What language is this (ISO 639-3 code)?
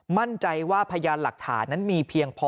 tha